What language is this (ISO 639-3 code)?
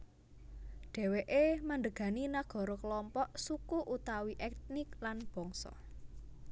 jav